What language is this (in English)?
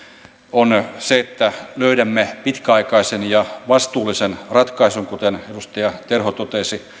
Finnish